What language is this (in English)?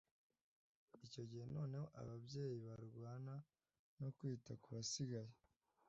Kinyarwanda